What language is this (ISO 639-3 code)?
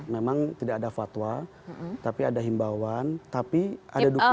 ind